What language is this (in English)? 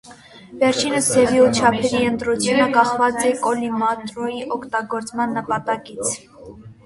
Armenian